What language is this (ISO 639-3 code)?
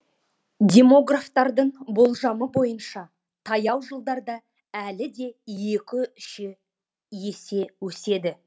kaz